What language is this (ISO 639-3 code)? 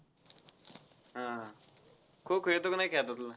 mar